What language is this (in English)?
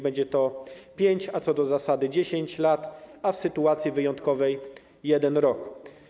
Polish